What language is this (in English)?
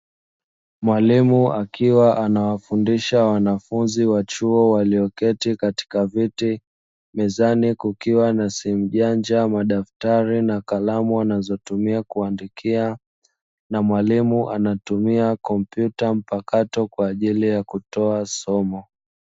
Swahili